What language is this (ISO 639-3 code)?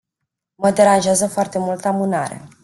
ron